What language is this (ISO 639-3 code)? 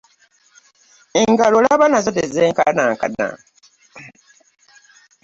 lug